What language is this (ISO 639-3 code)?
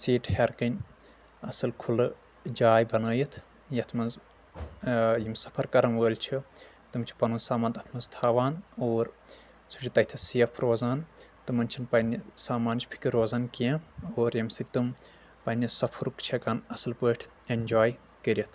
kas